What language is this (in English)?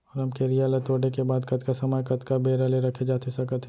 Chhattisgarhi